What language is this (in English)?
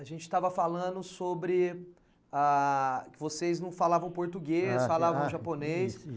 Portuguese